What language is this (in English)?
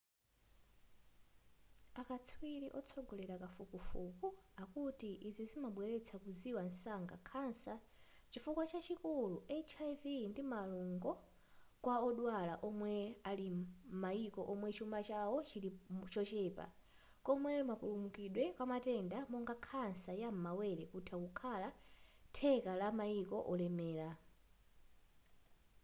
Nyanja